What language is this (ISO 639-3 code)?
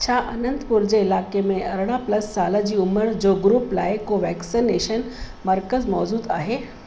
snd